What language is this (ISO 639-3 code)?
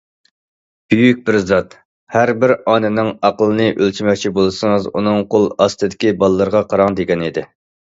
uig